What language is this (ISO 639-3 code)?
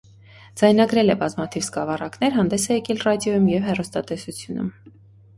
hye